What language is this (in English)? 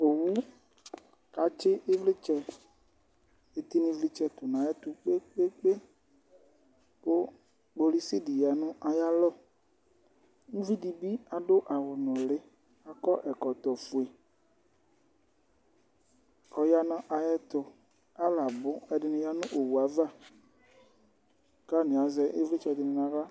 Ikposo